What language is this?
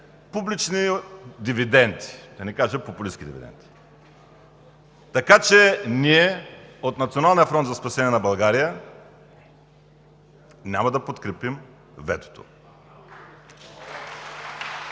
Bulgarian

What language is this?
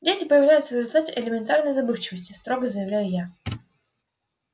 Russian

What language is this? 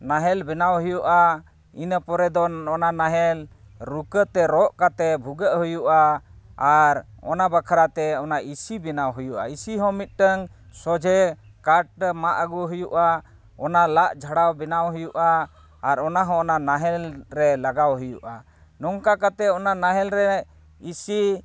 Santali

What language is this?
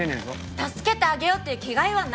Japanese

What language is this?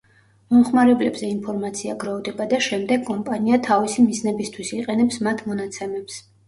Georgian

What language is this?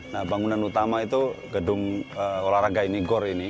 Indonesian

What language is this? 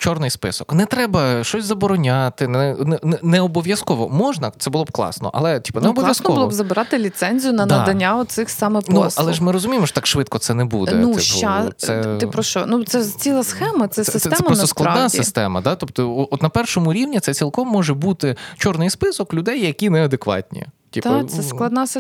Ukrainian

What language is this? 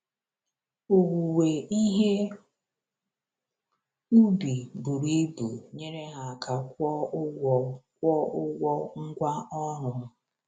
Igbo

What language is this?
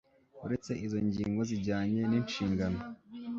Kinyarwanda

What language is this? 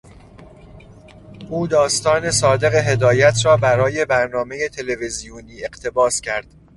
Persian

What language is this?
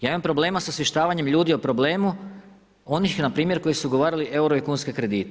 Croatian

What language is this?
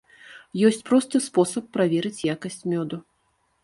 Belarusian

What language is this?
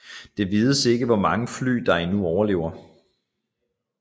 Danish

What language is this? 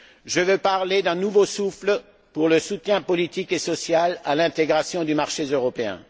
French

